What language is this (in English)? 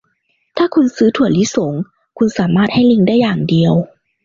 Thai